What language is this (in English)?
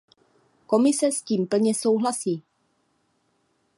Czech